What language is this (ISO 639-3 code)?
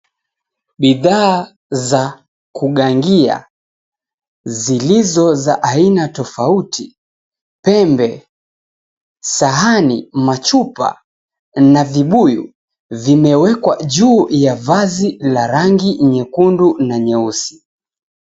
swa